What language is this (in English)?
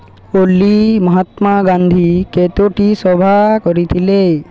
Odia